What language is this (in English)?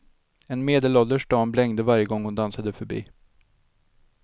Swedish